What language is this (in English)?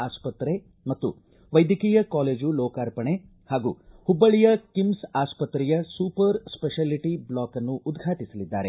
Kannada